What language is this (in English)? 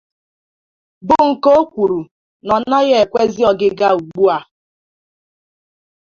Igbo